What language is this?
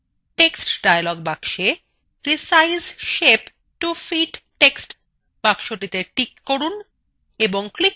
Bangla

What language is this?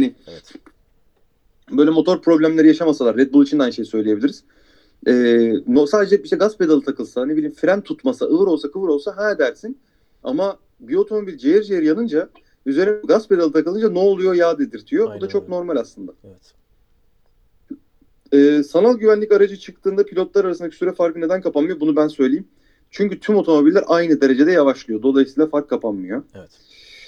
Turkish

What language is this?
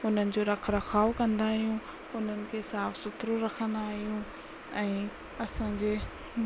Sindhi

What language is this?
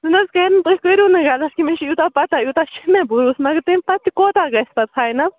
Kashmiri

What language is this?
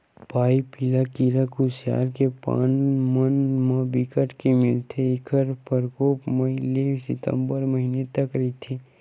Chhattisgarhi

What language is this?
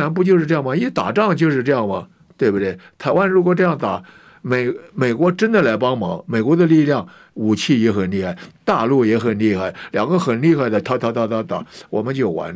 Chinese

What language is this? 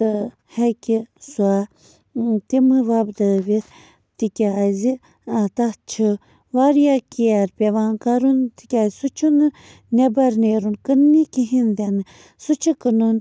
Kashmiri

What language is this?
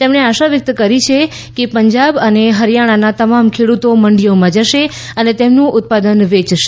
Gujarati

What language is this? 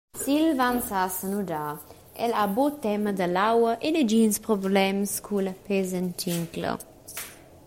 Romansh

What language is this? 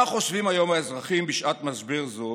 Hebrew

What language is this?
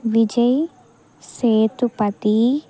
Telugu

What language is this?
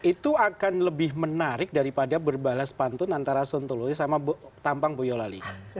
Indonesian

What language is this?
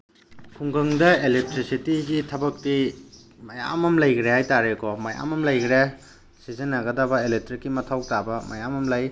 Manipuri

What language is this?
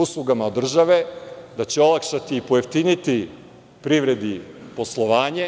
Serbian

